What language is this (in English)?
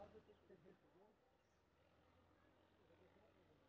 Maithili